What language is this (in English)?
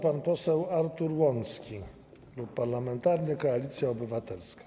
Polish